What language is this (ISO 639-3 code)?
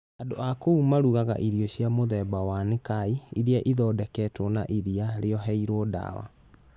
kik